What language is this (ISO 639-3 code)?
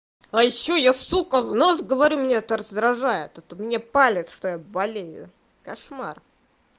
rus